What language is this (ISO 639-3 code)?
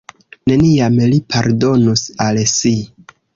epo